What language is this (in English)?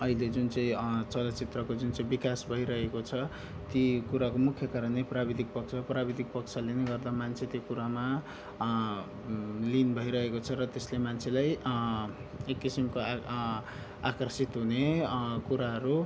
Nepali